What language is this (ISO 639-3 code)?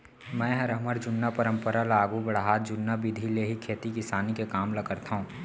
hne